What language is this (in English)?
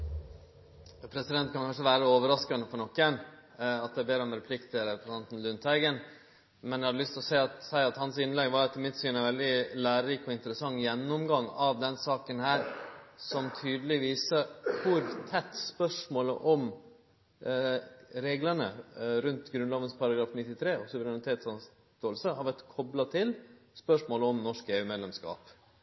Norwegian Nynorsk